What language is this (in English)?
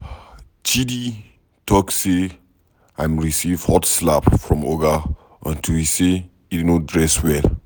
Nigerian Pidgin